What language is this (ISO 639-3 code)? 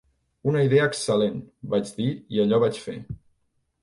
cat